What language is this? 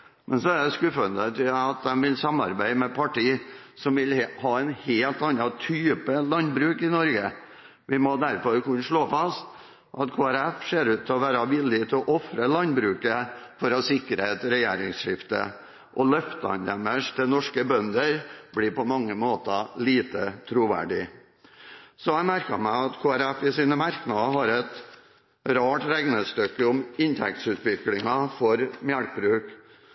Norwegian Bokmål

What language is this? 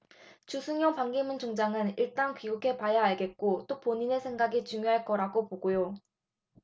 Korean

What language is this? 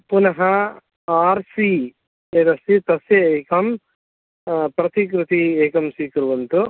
Sanskrit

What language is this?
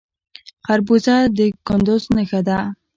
Pashto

